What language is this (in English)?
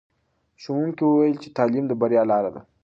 Pashto